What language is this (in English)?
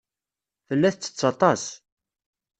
Kabyle